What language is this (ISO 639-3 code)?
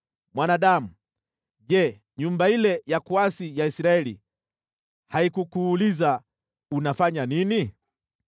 swa